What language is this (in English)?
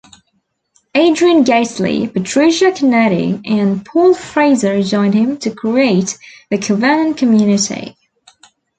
English